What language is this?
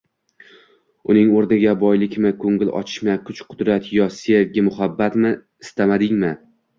Uzbek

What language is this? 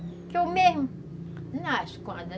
Portuguese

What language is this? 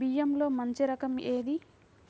Telugu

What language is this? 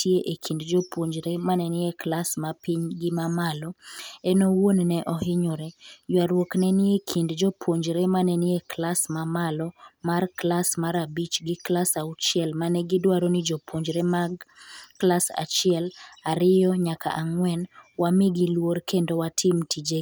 Luo (Kenya and Tanzania)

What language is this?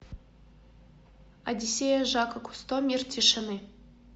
Russian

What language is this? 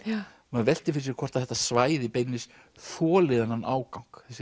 Icelandic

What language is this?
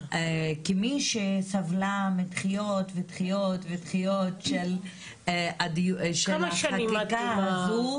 Hebrew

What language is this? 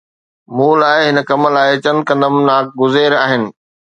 Sindhi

